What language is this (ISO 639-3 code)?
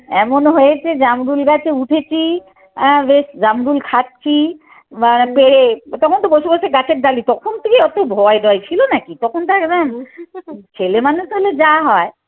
ben